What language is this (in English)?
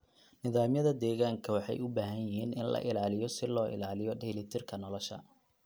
Somali